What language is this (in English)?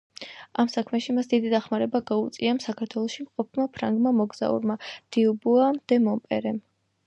Georgian